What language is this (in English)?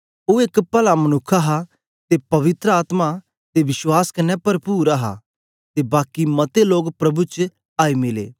Dogri